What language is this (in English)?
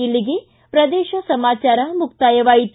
Kannada